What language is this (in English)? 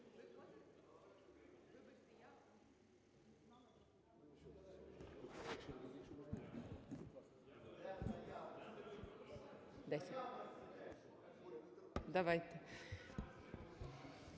Ukrainian